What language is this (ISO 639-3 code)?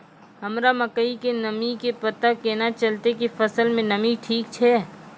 mai